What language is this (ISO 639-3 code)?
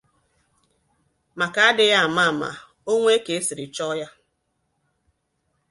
ibo